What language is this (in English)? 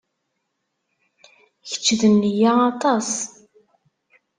Kabyle